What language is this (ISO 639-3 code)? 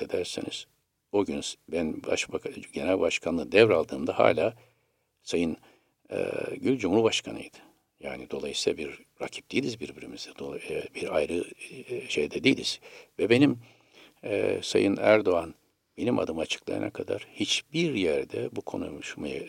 tur